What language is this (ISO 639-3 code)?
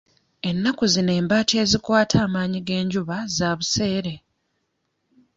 lug